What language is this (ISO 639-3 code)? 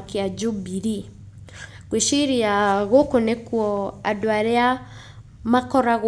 kik